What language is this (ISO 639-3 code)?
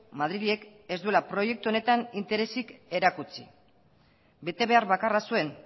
eus